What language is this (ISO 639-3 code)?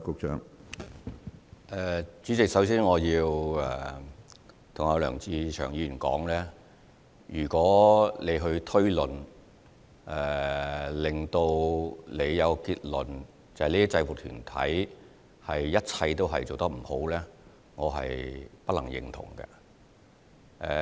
yue